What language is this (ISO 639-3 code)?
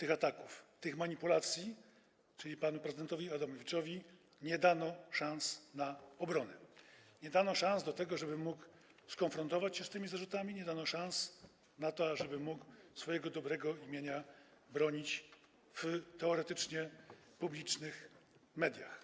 pol